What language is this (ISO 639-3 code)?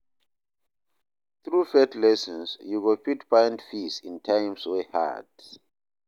pcm